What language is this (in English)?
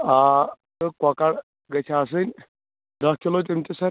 Kashmiri